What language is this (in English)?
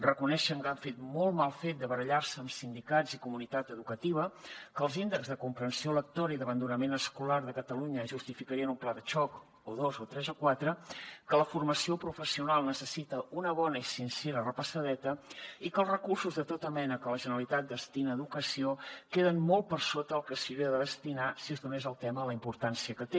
Catalan